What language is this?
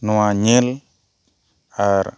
Santali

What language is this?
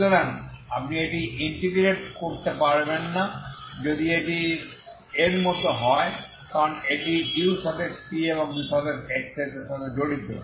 Bangla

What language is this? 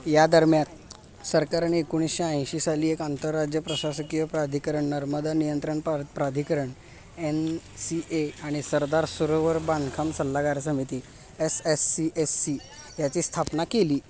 Marathi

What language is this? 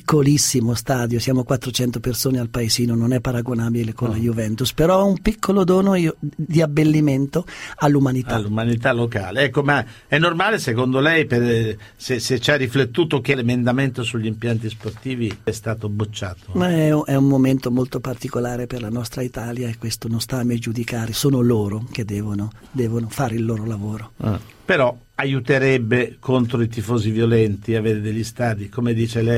Italian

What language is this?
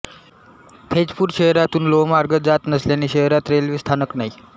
Marathi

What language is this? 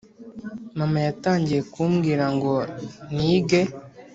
Kinyarwanda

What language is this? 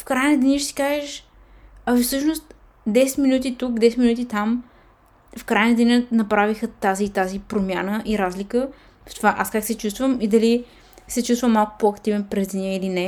Bulgarian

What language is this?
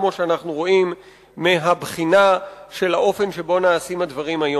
Hebrew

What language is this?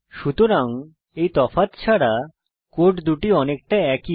Bangla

